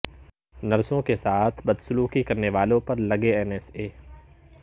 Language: Urdu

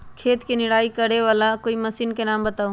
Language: Magahi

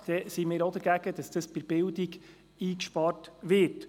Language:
Swiss German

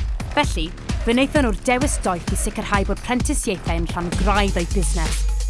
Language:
Welsh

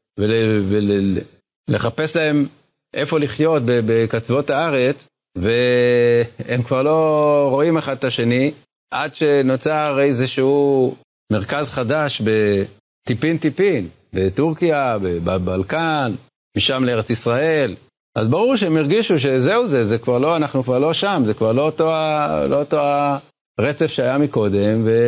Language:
Hebrew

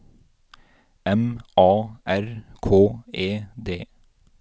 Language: Norwegian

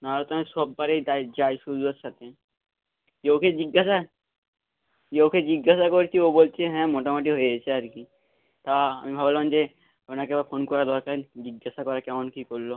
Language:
Bangla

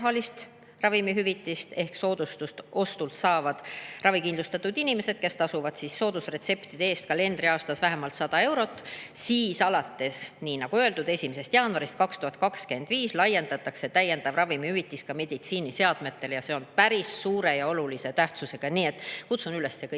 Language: Estonian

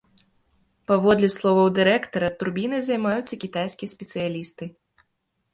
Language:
Belarusian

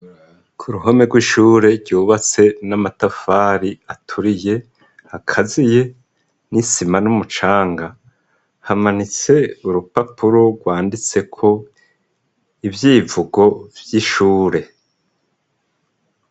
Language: Rundi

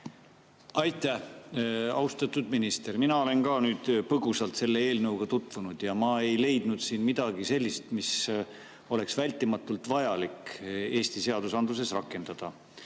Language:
Estonian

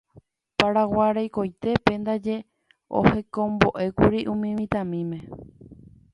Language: Guarani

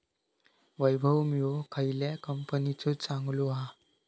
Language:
Marathi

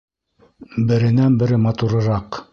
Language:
Bashkir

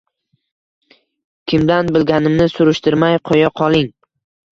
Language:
Uzbek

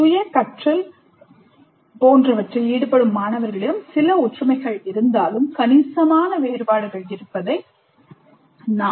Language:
Tamil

